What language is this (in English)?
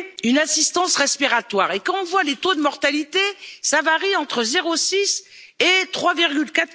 French